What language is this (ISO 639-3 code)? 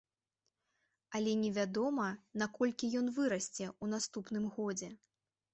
bel